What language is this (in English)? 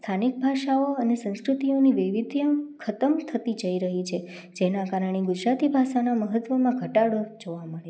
Gujarati